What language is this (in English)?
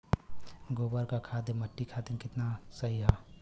Bhojpuri